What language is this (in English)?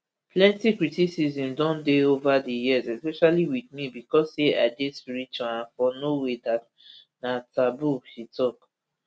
Nigerian Pidgin